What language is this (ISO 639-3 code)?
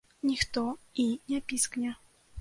bel